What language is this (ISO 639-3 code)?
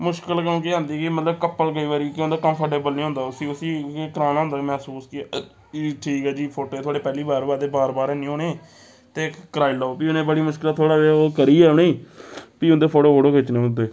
doi